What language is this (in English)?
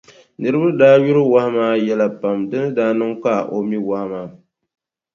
Dagbani